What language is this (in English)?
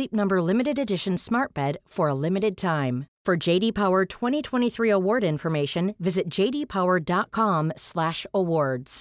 Swedish